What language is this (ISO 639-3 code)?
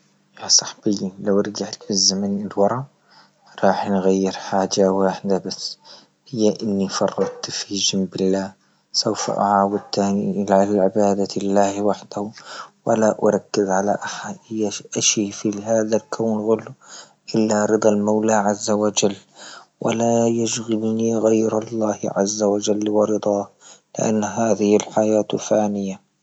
ayl